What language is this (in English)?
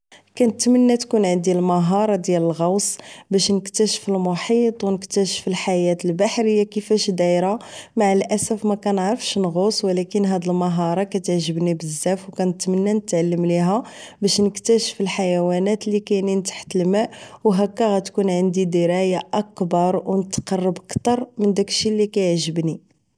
Moroccan Arabic